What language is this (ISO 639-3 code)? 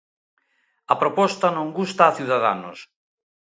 glg